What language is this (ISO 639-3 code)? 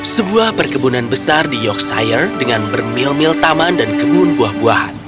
ind